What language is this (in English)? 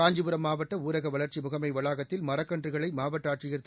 Tamil